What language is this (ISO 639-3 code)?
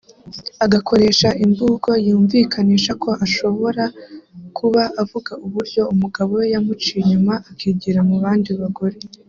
kin